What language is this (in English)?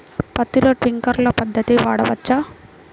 Telugu